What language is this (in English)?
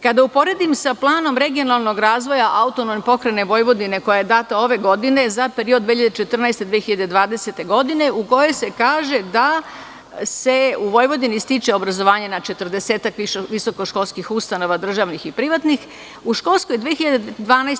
Serbian